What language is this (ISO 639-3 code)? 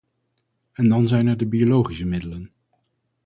nld